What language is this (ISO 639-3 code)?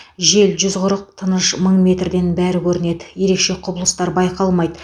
kaz